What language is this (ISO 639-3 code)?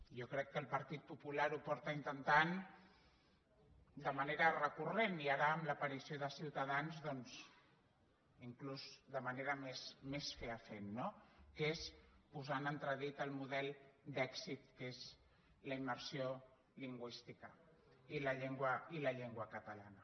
cat